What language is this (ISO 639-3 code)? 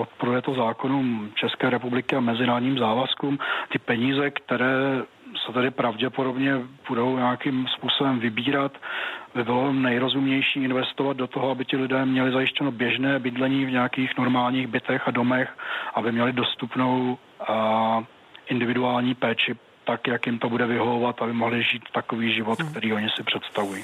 ces